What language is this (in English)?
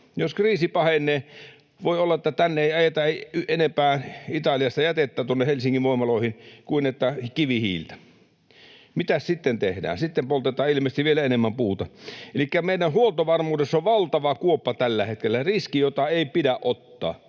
Finnish